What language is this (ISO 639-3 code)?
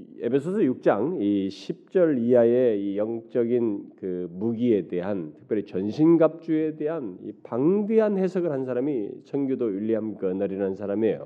kor